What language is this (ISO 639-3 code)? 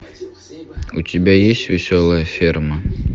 rus